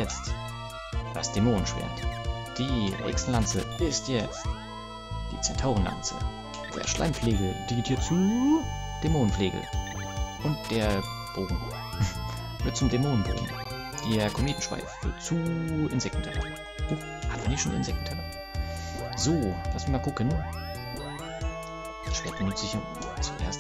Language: German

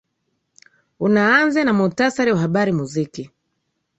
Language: Swahili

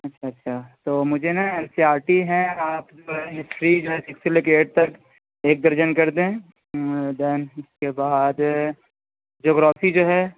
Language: Urdu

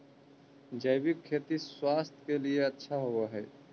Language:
Magahi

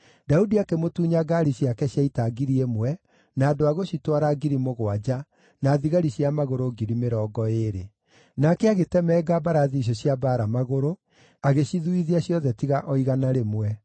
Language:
Kikuyu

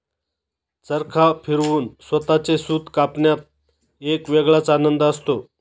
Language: Marathi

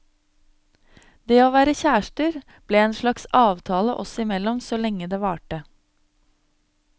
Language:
Norwegian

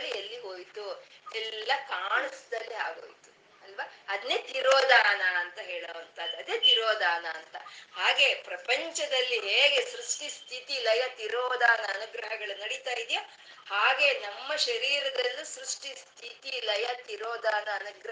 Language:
Kannada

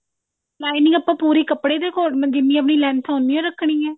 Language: Punjabi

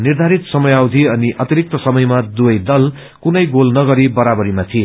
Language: Nepali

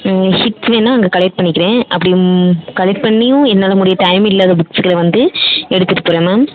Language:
Tamil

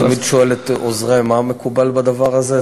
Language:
Hebrew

